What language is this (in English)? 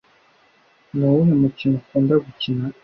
Kinyarwanda